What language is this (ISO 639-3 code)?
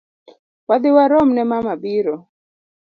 luo